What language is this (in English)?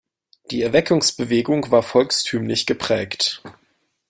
German